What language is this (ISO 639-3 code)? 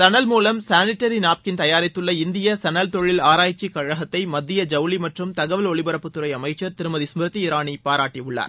tam